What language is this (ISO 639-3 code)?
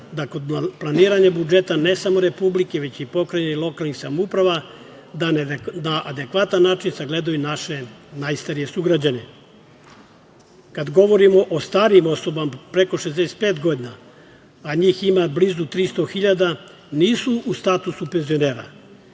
srp